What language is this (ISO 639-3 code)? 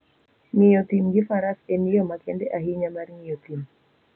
luo